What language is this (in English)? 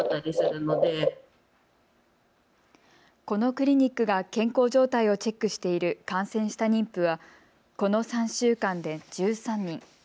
Japanese